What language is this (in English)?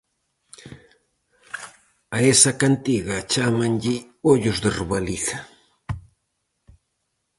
Galician